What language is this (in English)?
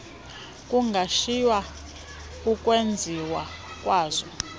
Xhosa